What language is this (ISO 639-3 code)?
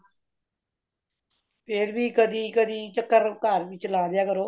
pan